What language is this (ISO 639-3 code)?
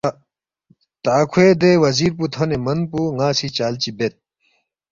bft